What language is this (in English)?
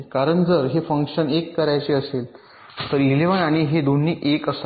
Marathi